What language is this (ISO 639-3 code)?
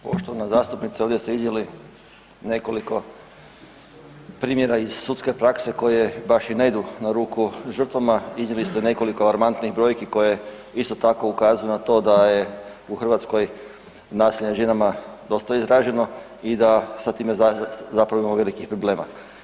hrv